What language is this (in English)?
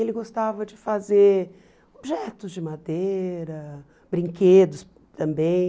Portuguese